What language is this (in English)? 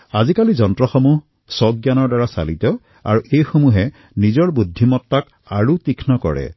Assamese